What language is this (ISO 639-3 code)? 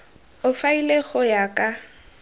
tsn